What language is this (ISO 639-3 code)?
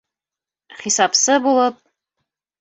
bak